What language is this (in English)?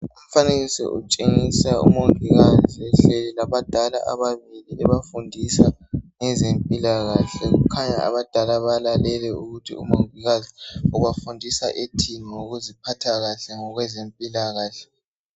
North Ndebele